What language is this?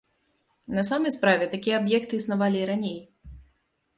Belarusian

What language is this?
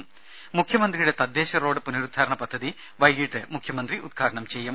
Malayalam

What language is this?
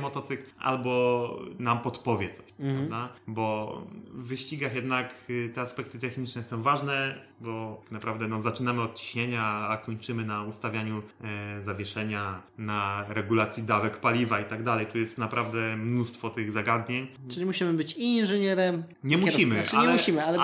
Polish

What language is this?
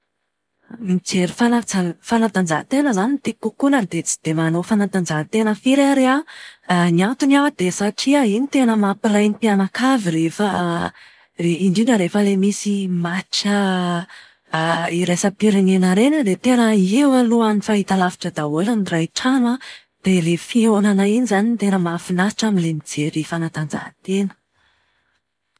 Malagasy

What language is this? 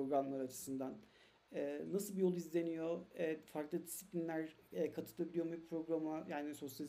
Turkish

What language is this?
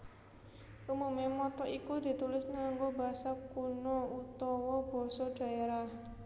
Javanese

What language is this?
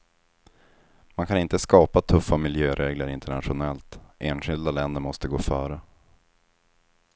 Swedish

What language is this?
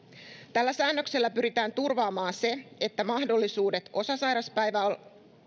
Finnish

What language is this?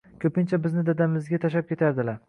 Uzbek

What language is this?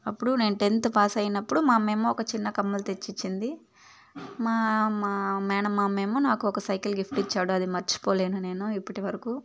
Telugu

